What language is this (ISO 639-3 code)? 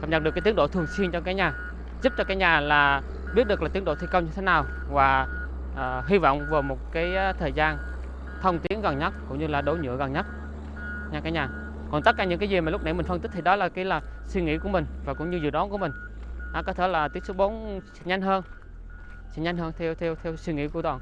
vie